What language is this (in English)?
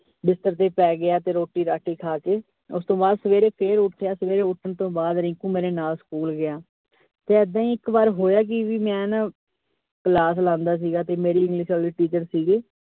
Punjabi